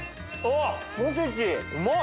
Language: Japanese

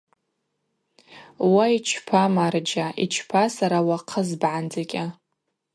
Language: Abaza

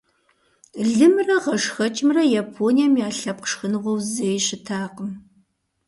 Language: Kabardian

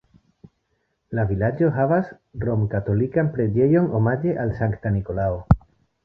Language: Esperanto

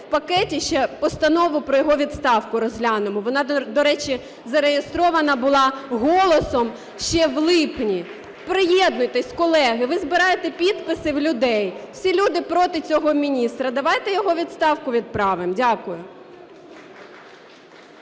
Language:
Ukrainian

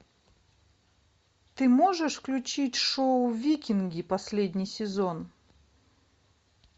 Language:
Russian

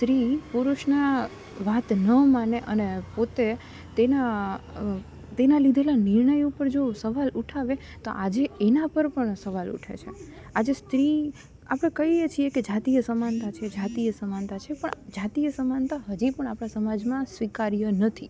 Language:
Gujarati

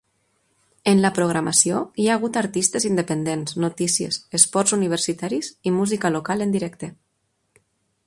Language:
Catalan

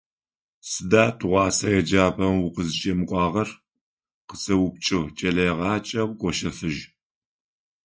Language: Adyghe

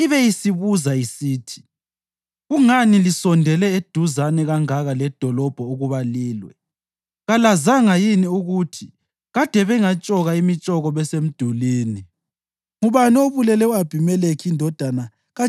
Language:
North Ndebele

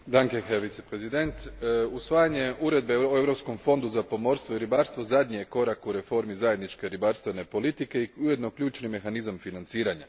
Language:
Croatian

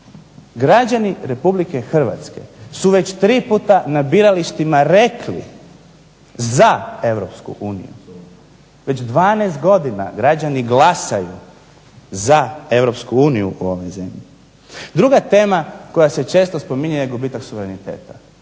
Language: Croatian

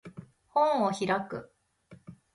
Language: Japanese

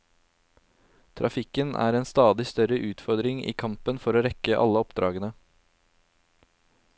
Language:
Norwegian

